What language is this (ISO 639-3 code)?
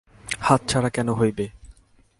ben